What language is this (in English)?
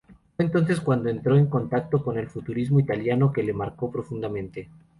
Spanish